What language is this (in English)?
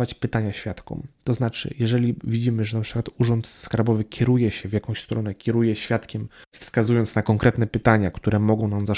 Polish